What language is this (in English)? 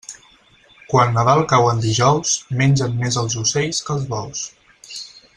Catalan